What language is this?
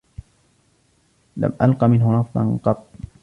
Arabic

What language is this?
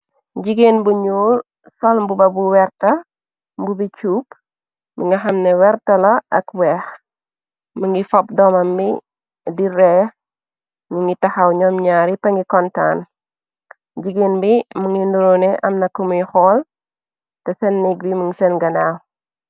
Wolof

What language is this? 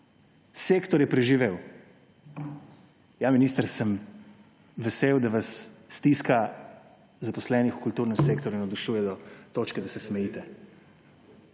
Slovenian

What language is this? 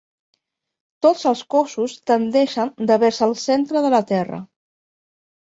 Catalan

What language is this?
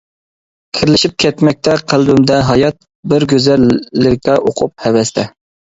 Uyghur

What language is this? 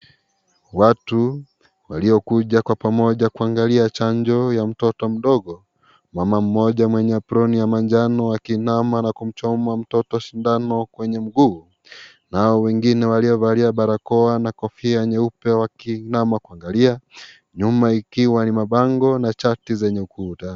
Swahili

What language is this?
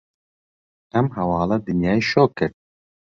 Central Kurdish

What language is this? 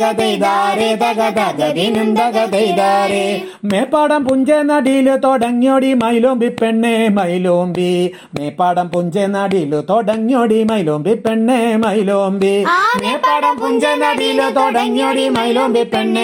Malayalam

